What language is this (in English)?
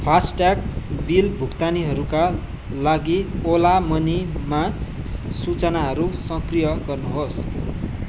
Nepali